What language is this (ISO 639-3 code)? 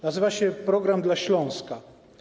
pol